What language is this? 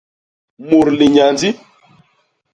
Basaa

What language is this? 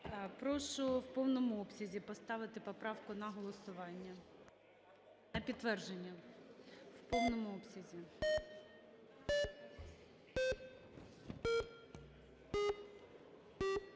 Ukrainian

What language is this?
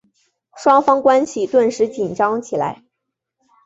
Chinese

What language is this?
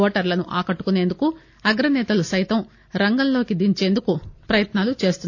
Telugu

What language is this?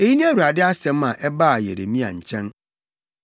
Akan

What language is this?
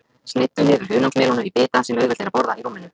Icelandic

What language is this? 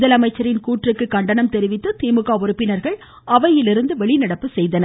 Tamil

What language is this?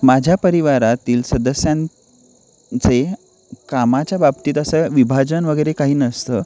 Marathi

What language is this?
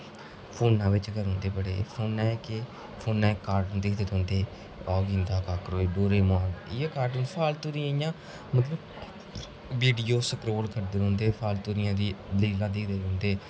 Dogri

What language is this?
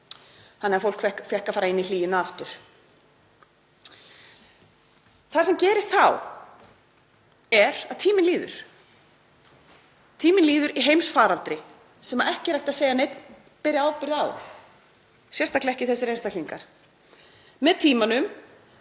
Icelandic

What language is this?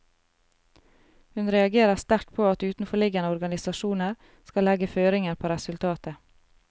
Norwegian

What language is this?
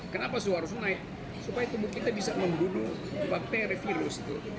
Indonesian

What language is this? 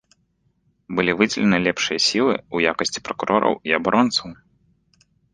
Belarusian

